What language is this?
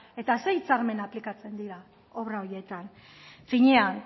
Basque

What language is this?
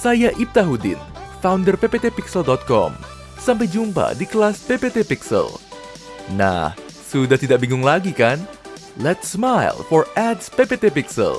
Indonesian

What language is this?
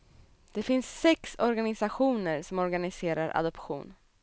Swedish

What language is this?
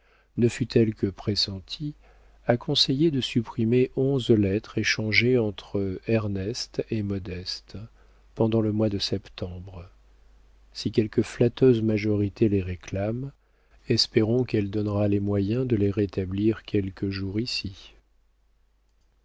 French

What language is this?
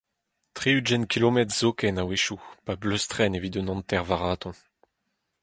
Breton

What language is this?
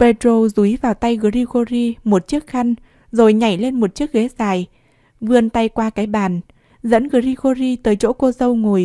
Vietnamese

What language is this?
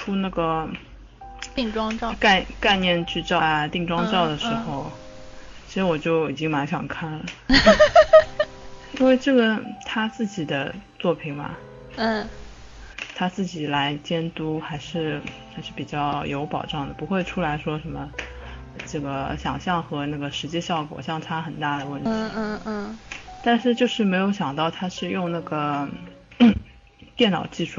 Chinese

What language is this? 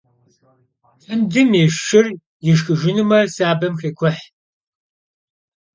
Kabardian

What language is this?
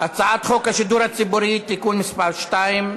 Hebrew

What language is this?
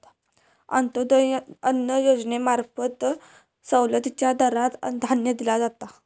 Marathi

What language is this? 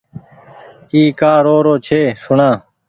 Goaria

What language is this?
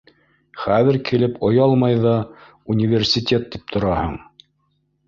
Bashkir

